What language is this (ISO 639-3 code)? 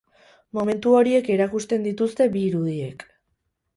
eus